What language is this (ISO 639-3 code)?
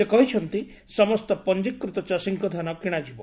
ori